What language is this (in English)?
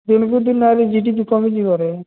Odia